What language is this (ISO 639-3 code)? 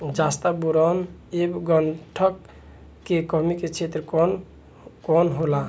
bho